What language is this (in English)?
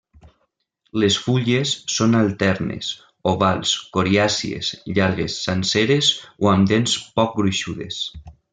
Catalan